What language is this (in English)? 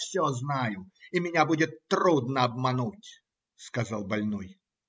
Russian